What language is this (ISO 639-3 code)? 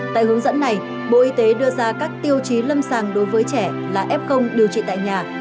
vie